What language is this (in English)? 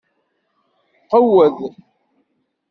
Kabyle